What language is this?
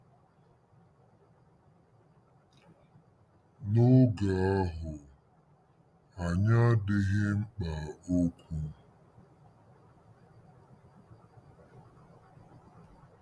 Igbo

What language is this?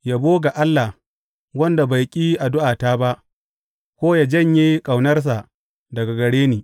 Hausa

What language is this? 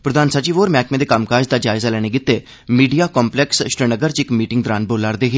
Dogri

